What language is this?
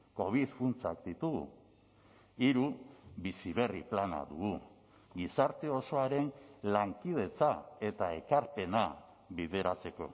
Basque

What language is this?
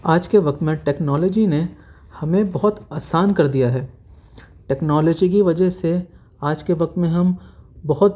Urdu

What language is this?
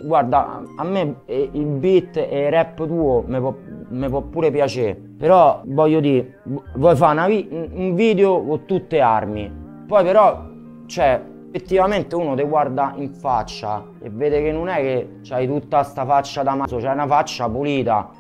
Italian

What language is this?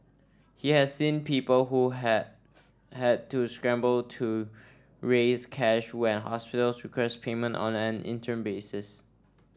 English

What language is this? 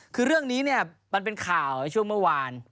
Thai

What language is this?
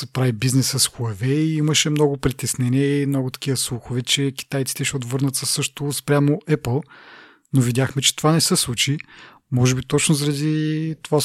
Bulgarian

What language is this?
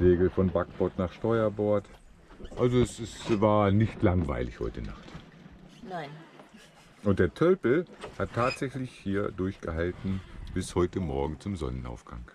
German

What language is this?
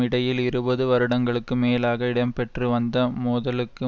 Tamil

